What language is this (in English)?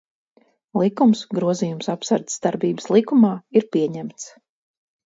Latvian